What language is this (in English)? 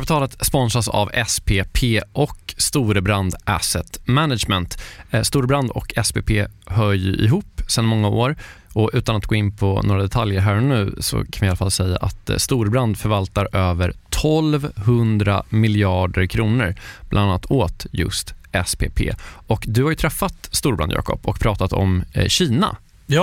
Swedish